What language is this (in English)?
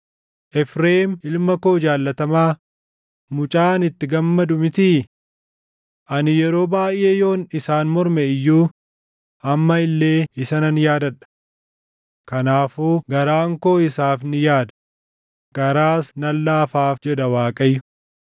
Oromo